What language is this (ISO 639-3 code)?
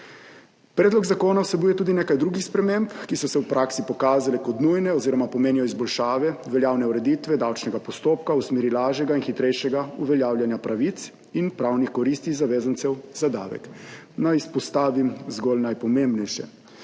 slv